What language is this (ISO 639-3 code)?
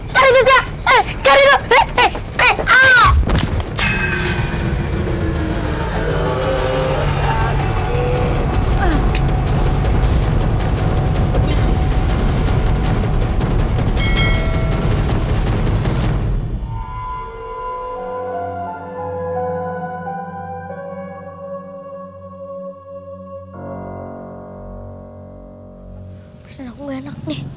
ind